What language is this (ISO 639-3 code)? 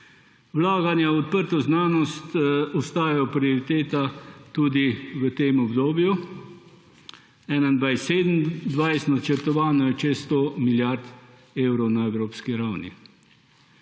slv